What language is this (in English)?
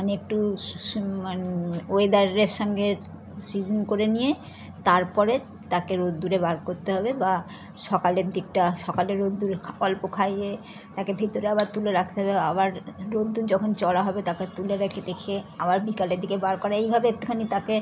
Bangla